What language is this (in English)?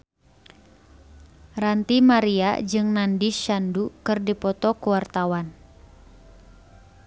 Sundanese